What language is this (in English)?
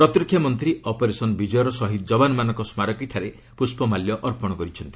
Odia